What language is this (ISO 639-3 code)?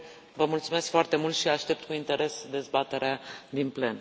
ron